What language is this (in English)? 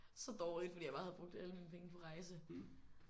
Danish